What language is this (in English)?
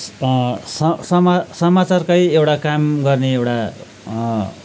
Nepali